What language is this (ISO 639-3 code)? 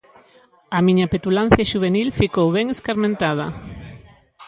glg